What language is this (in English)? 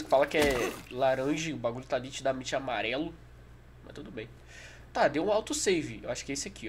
Portuguese